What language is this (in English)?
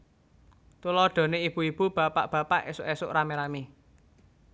Javanese